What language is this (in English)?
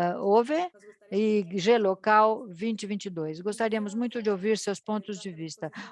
Portuguese